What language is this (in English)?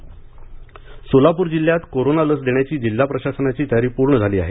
Marathi